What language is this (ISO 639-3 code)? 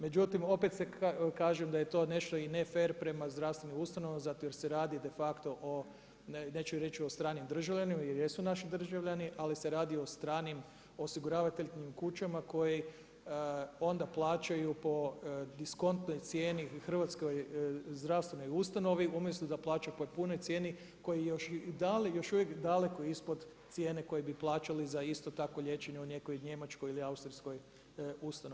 hrv